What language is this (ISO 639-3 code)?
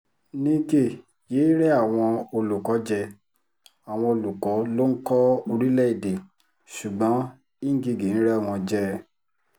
yor